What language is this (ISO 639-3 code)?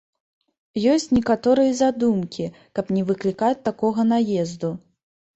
bel